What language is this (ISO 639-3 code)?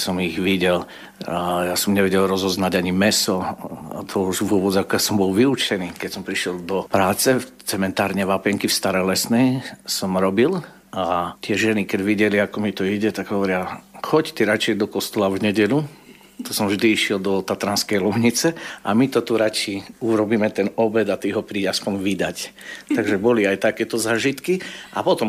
slk